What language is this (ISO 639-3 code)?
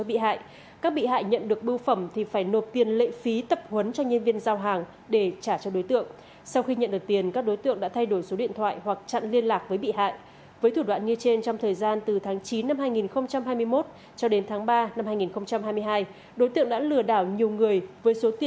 vie